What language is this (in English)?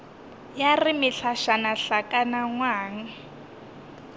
Northern Sotho